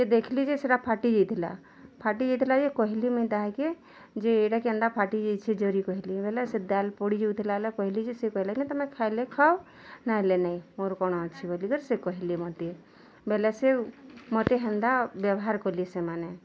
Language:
Odia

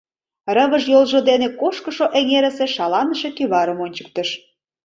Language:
Mari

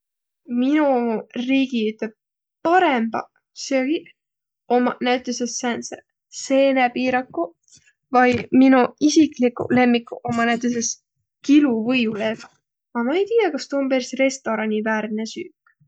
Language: Võro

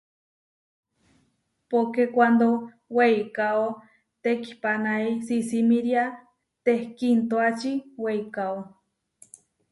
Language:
Huarijio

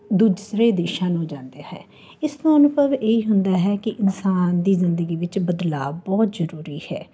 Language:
Punjabi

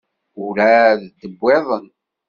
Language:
Kabyle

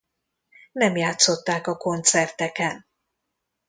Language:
Hungarian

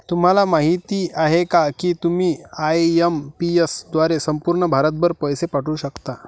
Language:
Marathi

